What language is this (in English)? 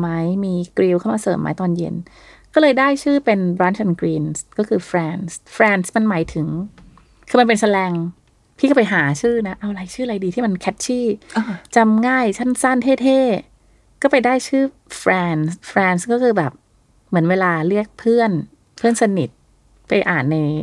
Thai